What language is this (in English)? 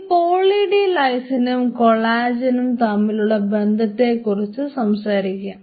Malayalam